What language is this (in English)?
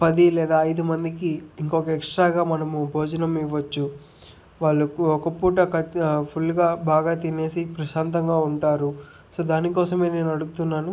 Telugu